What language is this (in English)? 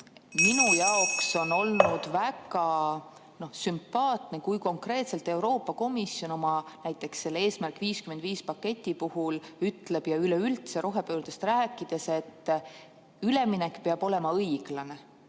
Estonian